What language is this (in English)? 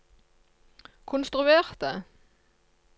Norwegian